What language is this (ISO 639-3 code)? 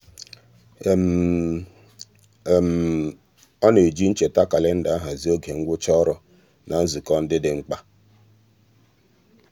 ibo